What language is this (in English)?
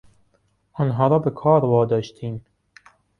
Persian